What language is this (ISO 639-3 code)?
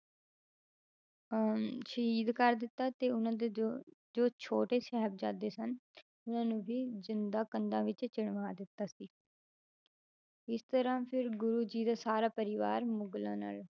pan